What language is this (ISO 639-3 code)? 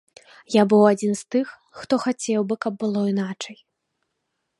bel